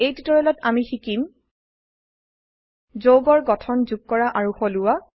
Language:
Assamese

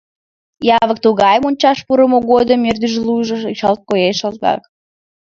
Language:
Mari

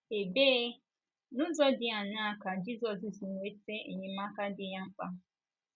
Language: Igbo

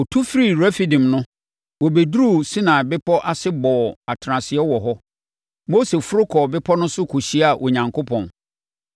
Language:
Akan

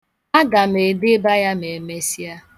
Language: Igbo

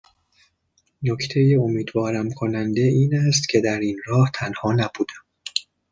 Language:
Persian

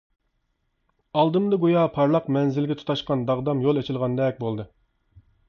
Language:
Uyghur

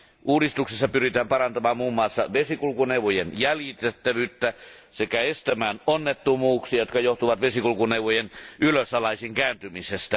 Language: Finnish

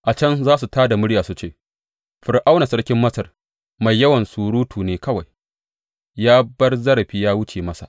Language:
Hausa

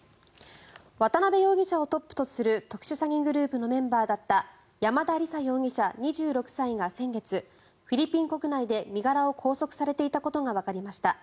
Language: Japanese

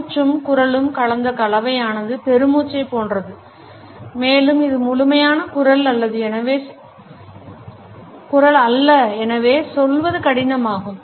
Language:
Tamil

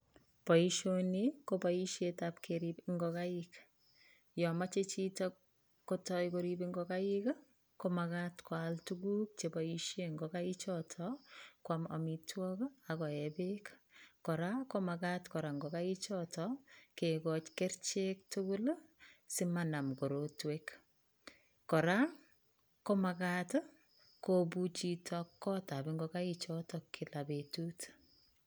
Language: Kalenjin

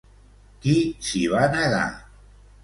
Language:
Catalan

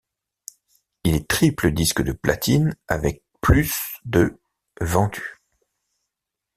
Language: French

